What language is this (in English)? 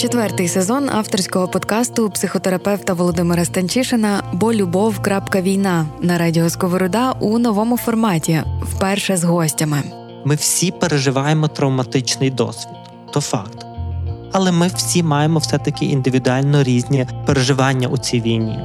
Ukrainian